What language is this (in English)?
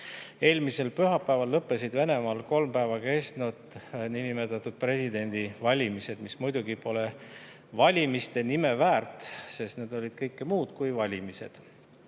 Estonian